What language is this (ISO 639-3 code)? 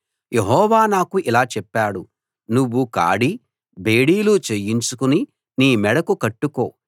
tel